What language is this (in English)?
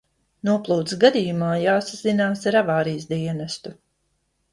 Latvian